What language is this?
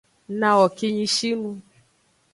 Aja (Benin)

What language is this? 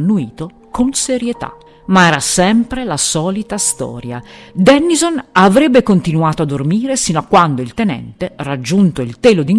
Italian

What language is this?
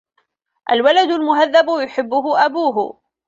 Arabic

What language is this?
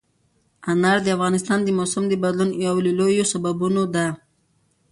Pashto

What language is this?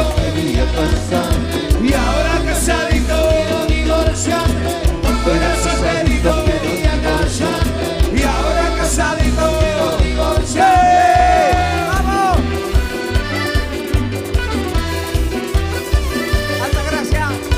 Spanish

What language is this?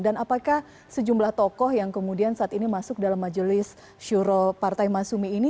Indonesian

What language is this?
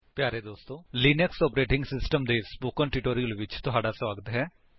Punjabi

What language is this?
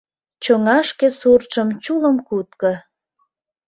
Mari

